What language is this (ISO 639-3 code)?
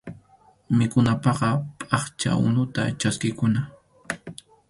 qxu